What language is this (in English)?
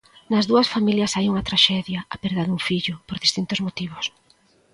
Galician